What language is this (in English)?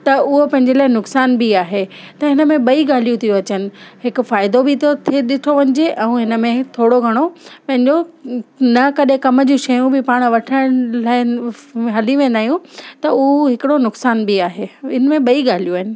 Sindhi